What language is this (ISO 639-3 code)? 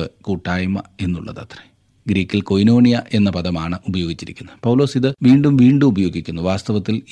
mal